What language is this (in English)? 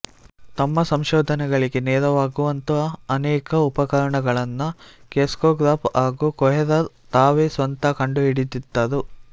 Kannada